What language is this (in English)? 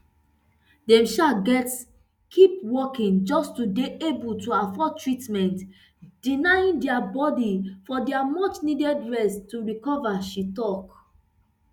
Nigerian Pidgin